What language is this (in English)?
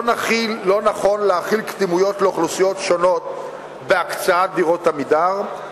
Hebrew